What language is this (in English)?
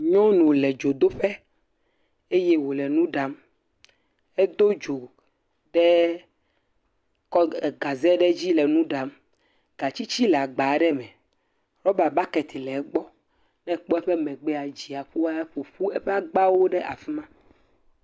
Ewe